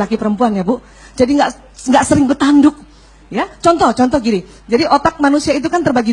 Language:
Indonesian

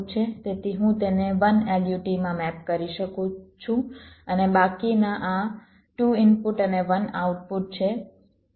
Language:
Gujarati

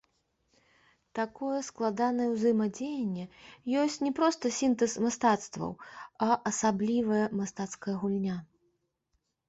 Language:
Belarusian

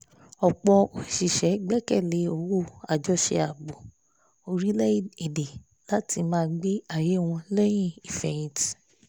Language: Yoruba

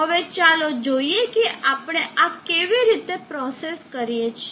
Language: Gujarati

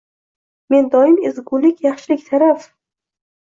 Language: Uzbek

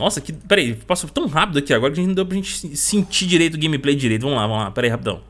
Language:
Portuguese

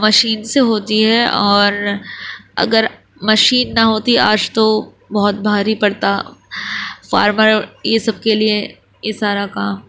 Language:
Urdu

